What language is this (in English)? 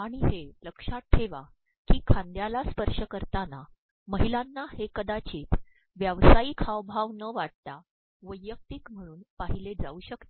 Marathi